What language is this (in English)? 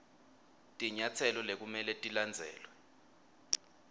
Swati